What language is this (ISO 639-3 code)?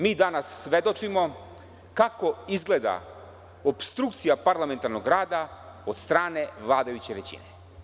srp